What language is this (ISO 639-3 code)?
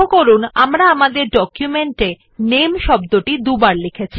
ben